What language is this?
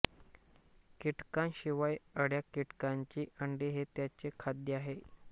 Marathi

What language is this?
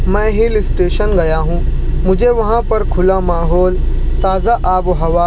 Urdu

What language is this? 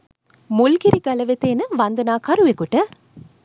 Sinhala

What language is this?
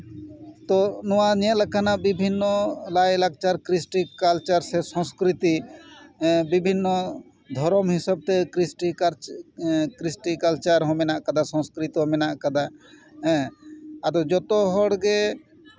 Santali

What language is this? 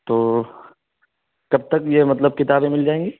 Urdu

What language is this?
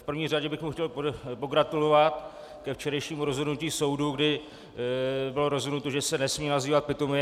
Czech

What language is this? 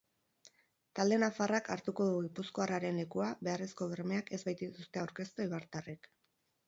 Basque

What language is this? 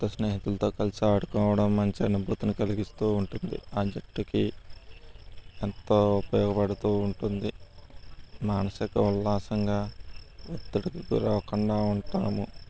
Telugu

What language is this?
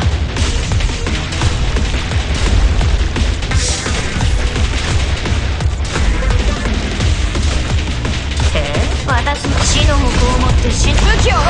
Japanese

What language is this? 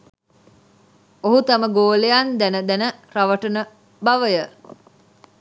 Sinhala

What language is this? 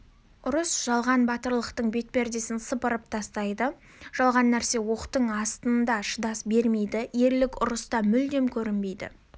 Kazakh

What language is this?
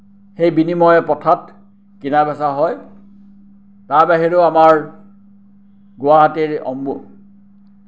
Assamese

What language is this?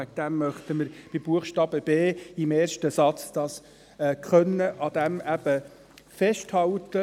Swiss German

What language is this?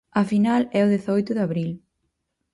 Galician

